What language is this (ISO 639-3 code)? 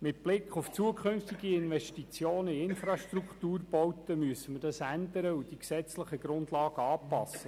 gsw